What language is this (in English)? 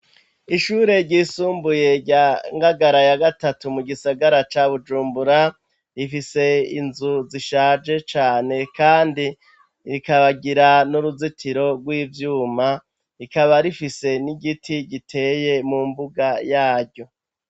Rundi